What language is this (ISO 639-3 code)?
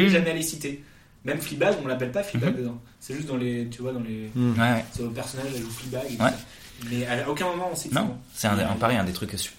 fra